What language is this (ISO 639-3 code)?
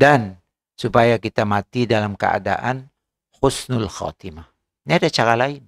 msa